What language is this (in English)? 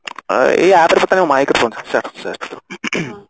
Odia